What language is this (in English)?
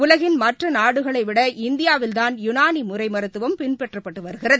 Tamil